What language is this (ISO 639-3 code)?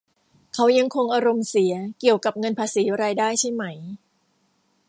tha